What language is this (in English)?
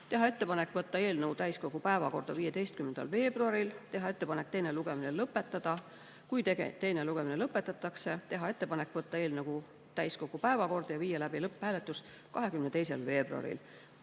Estonian